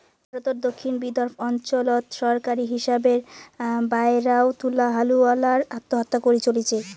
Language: Bangla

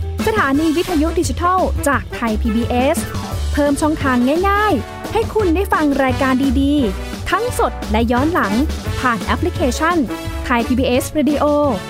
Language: Thai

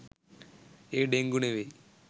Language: Sinhala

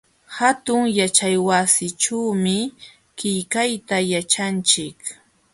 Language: Jauja Wanca Quechua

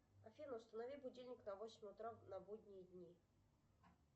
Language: Russian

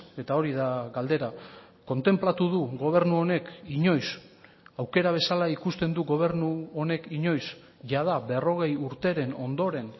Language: Basque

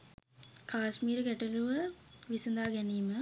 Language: Sinhala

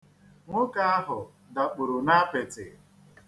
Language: Igbo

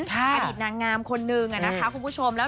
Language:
Thai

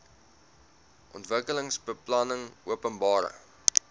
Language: Afrikaans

